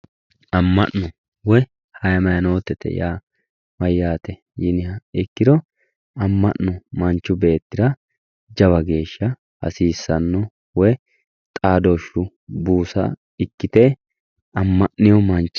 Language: Sidamo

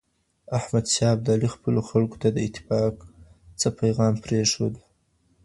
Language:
Pashto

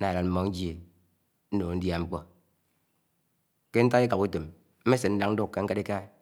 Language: Anaang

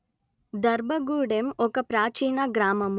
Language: Telugu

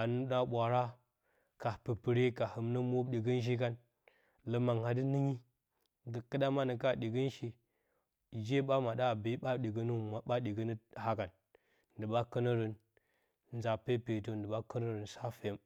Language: Bacama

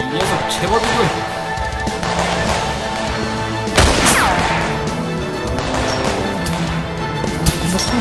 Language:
Korean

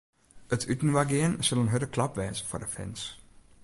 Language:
Western Frisian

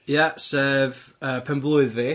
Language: Welsh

